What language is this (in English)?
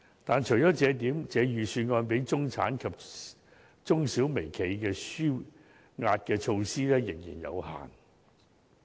Cantonese